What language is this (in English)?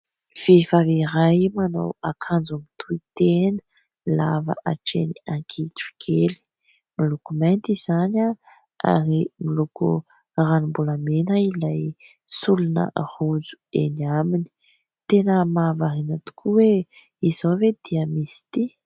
Malagasy